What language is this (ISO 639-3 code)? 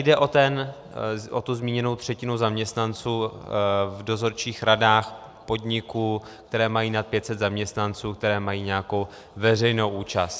ces